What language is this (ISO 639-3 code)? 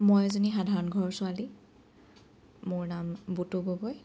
asm